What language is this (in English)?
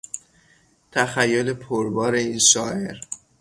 Persian